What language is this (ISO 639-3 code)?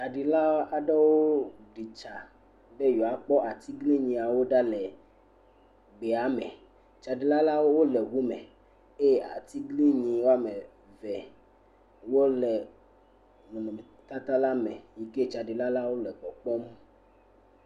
ewe